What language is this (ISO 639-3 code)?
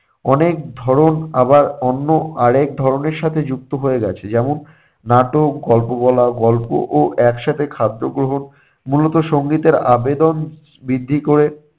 ben